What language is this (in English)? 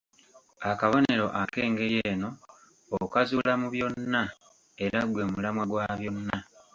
Ganda